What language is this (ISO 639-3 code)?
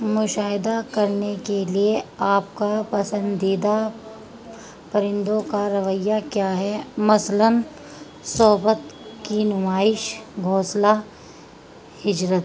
urd